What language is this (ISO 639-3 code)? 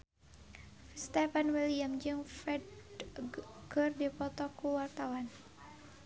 sun